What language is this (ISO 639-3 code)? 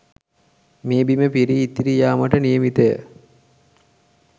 sin